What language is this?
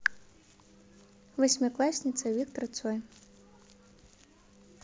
Russian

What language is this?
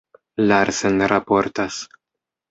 Esperanto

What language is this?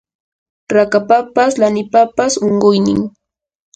Yanahuanca Pasco Quechua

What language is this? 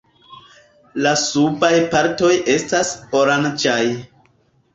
Esperanto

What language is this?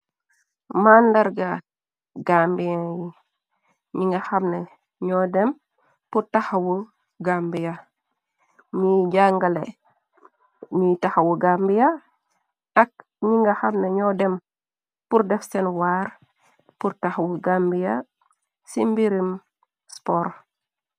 Wolof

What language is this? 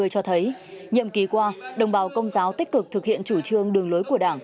Vietnamese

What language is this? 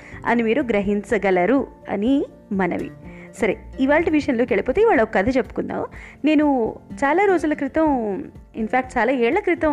Telugu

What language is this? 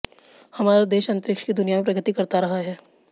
Hindi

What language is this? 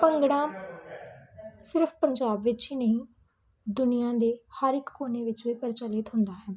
Punjabi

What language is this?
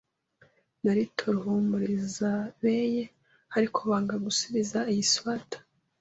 Kinyarwanda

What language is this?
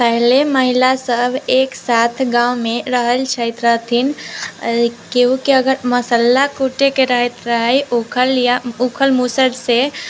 Maithili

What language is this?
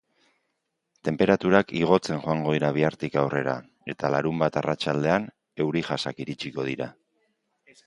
Basque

